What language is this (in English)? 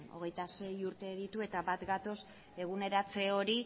Basque